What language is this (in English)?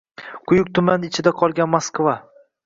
Uzbek